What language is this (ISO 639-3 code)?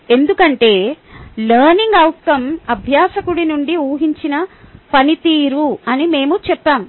tel